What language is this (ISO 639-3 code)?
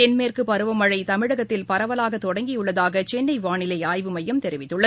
tam